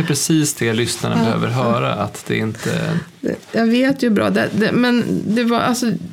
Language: Swedish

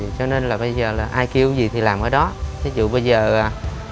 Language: Vietnamese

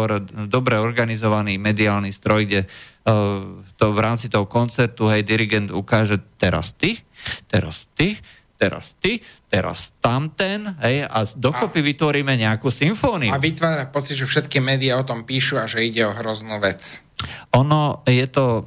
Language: Slovak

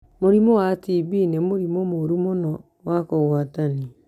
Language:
Kikuyu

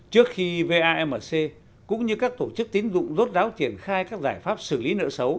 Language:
Vietnamese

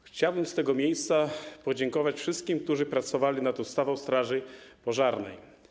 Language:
Polish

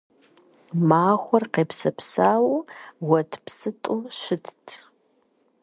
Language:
Kabardian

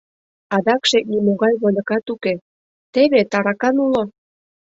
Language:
Mari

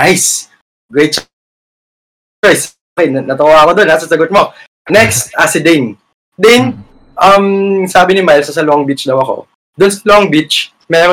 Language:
Filipino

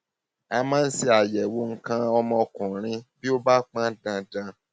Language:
Yoruba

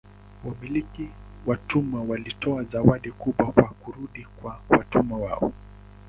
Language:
Swahili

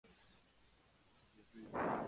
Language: Spanish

